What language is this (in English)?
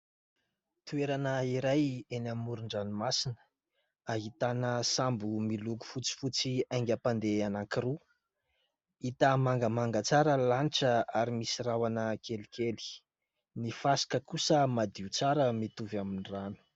Malagasy